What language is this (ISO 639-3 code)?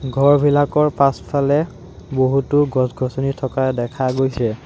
asm